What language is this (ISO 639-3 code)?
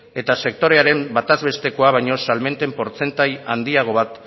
eus